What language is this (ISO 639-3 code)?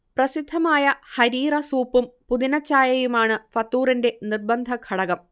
mal